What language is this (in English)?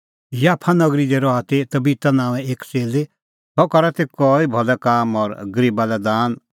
Kullu Pahari